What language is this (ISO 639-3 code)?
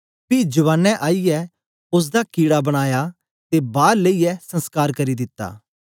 doi